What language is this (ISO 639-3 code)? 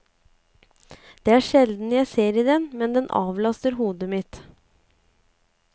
nor